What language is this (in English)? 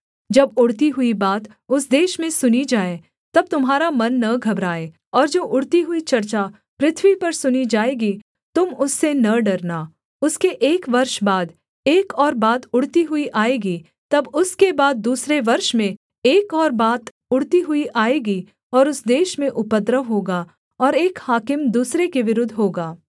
Hindi